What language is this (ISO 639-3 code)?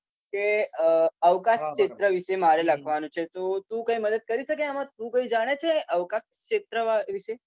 guj